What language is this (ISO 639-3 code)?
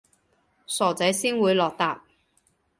yue